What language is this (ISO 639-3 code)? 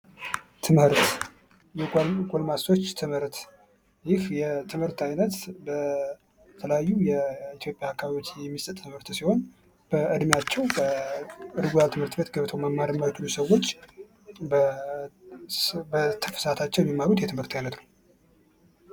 amh